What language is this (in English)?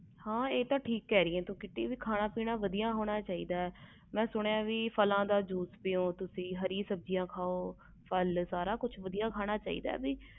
Punjabi